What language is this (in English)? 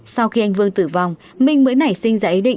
Vietnamese